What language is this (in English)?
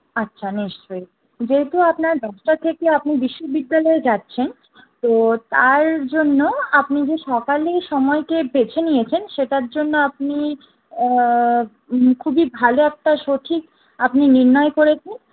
Bangla